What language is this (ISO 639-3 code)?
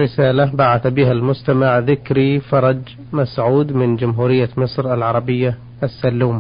ara